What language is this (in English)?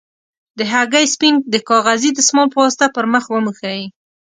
Pashto